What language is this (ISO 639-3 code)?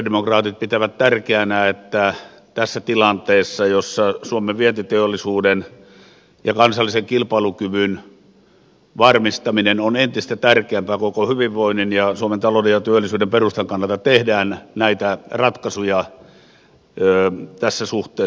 fin